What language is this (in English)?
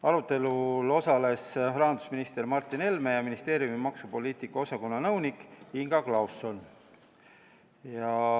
Estonian